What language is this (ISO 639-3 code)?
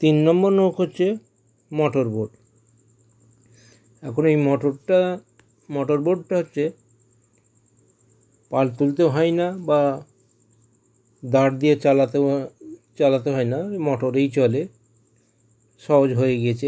ben